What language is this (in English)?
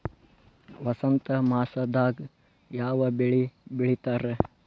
Kannada